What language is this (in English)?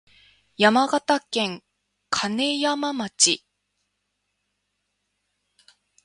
Japanese